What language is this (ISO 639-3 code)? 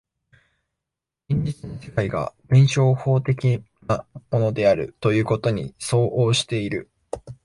jpn